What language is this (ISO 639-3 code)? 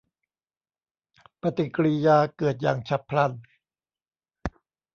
tha